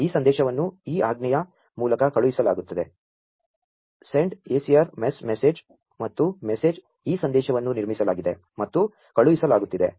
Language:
Kannada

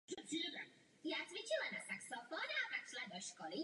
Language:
Czech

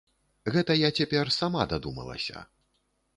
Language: Belarusian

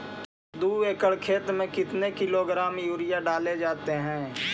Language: Magahi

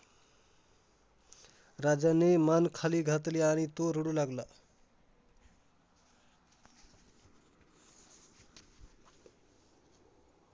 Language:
Marathi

